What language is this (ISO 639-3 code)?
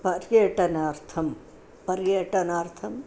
san